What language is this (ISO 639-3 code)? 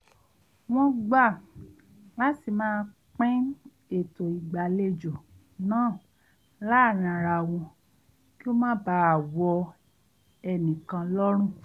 yor